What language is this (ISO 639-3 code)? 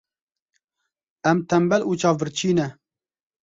kur